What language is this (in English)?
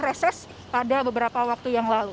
Indonesian